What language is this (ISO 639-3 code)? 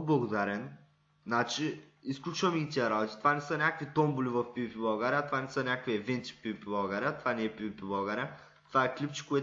bul